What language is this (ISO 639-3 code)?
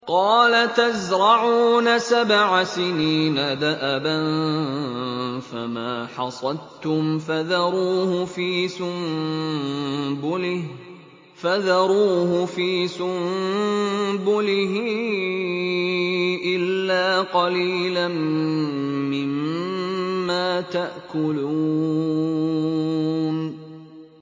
ara